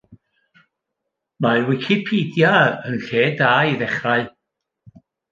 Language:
Welsh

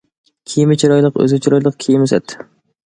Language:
Uyghur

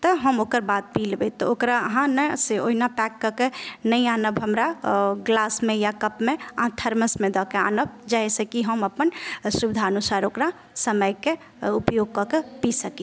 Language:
Maithili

